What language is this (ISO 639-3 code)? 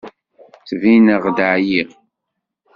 kab